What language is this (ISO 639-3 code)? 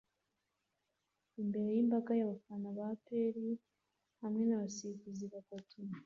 kin